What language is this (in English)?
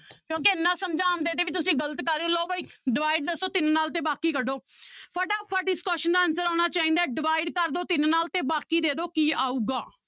Punjabi